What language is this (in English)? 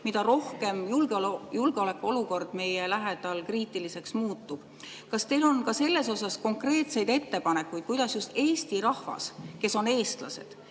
Estonian